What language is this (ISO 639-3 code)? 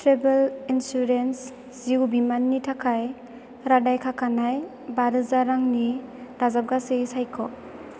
brx